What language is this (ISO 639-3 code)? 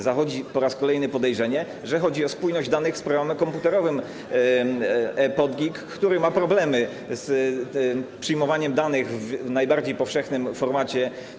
pol